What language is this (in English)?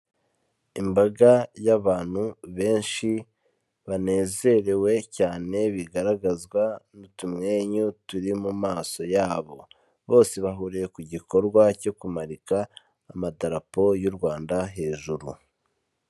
Kinyarwanda